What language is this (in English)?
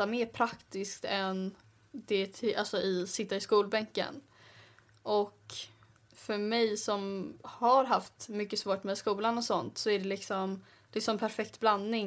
Swedish